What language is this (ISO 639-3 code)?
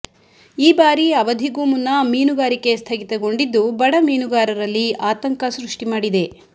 kan